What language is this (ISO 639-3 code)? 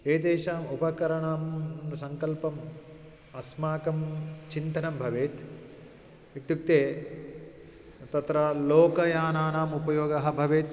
san